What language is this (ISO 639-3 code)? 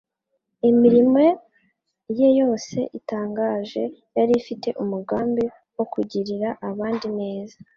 kin